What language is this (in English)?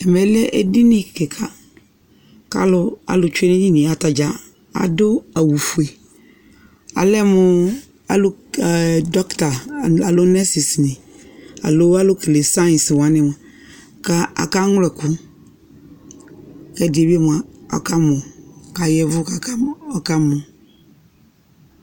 Ikposo